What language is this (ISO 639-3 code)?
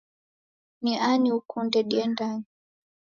dav